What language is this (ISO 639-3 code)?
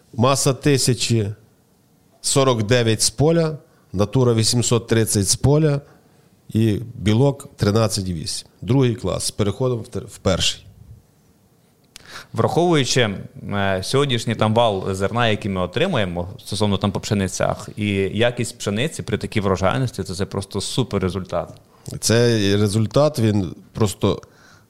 ukr